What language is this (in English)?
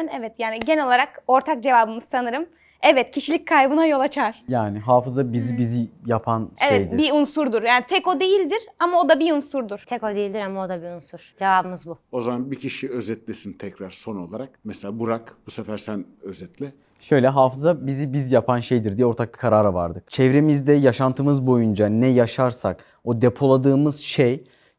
Turkish